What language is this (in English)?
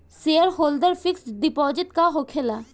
Bhojpuri